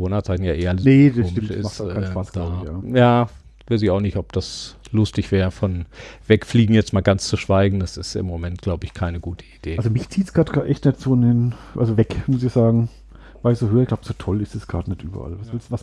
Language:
German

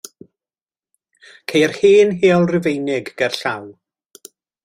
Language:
Welsh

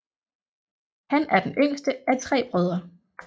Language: Danish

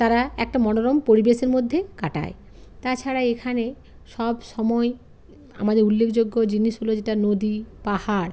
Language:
Bangla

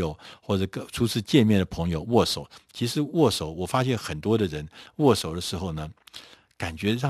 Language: Chinese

